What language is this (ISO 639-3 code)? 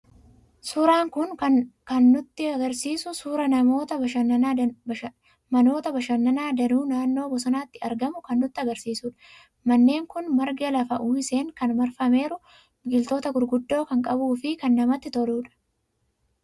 orm